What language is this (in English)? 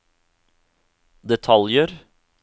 Norwegian